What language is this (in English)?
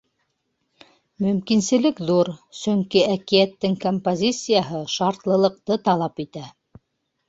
Bashkir